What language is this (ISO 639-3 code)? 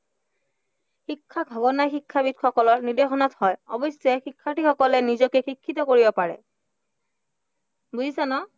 asm